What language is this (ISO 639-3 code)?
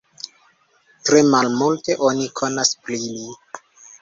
epo